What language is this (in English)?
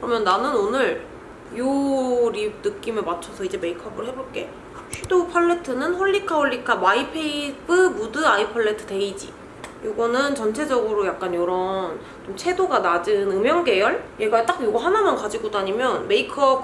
Korean